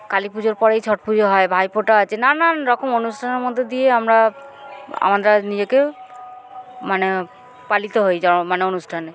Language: Bangla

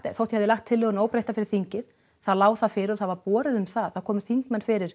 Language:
Icelandic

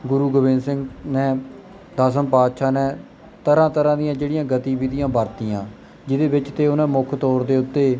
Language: Punjabi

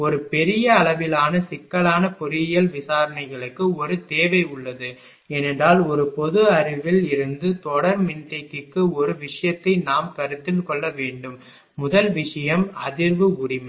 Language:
Tamil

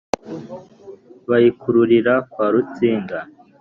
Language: Kinyarwanda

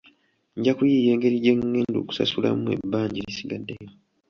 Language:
Ganda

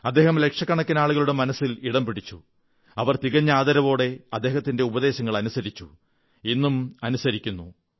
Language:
Malayalam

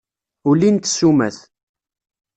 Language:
Kabyle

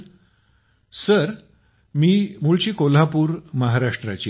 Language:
Marathi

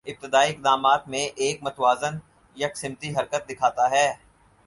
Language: Urdu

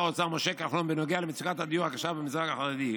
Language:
Hebrew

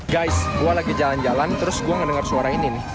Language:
Indonesian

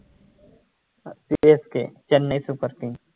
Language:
Marathi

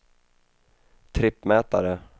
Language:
Swedish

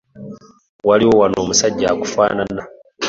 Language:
Ganda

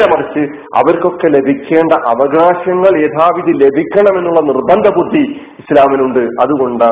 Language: Malayalam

